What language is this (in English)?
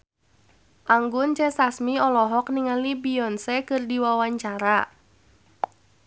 Sundanese